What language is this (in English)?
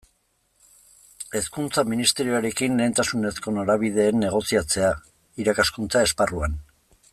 Basque